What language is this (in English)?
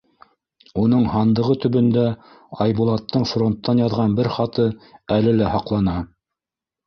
Bashkir